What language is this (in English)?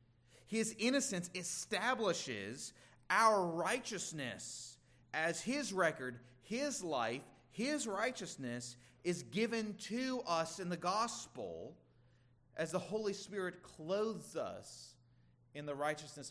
English